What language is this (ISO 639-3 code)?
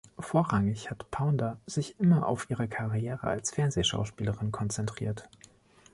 deu